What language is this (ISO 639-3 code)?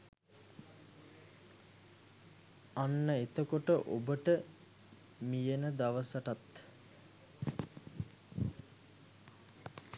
sin